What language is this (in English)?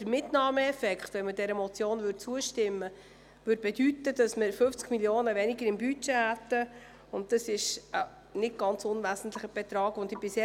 Swiss German